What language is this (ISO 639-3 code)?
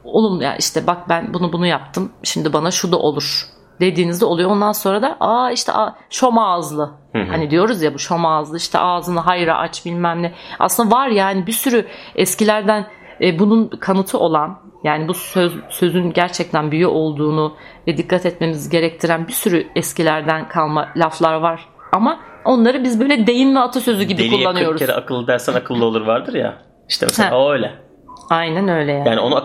tur